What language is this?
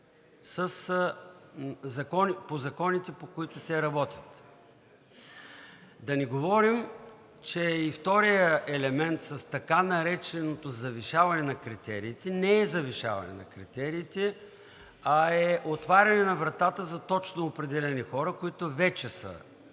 Bulgarian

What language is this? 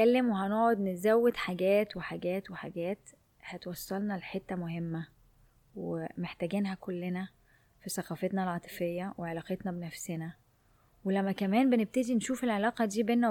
Arabic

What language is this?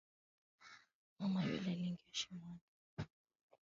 Swahili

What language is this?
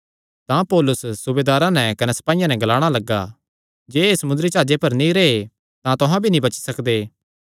Kangri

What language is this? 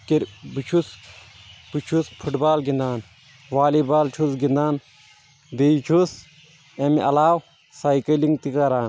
Kashmiri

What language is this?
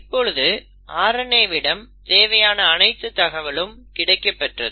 Tamil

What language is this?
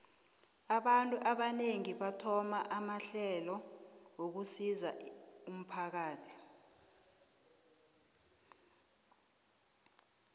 South Ndebele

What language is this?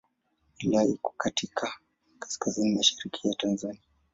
Swahili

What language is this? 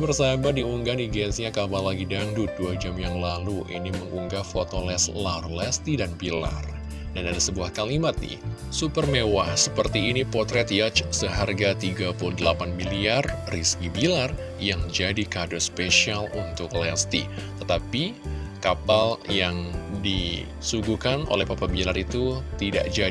Indonesian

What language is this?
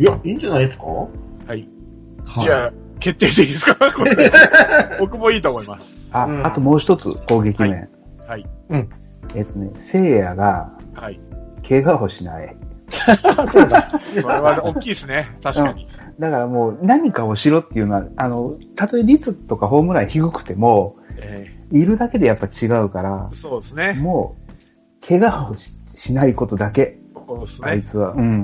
Japanese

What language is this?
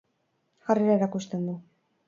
Basque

